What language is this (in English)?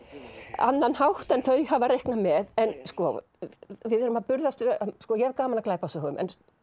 Icelandic